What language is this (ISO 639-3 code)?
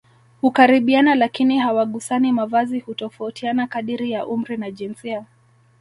swa